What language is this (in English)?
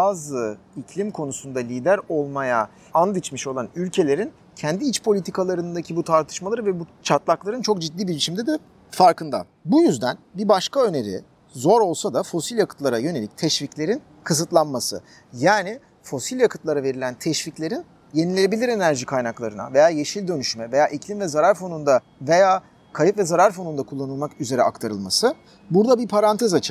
Turkish